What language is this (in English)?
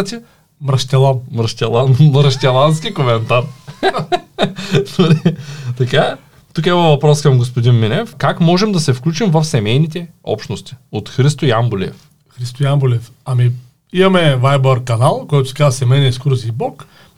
Bulgarian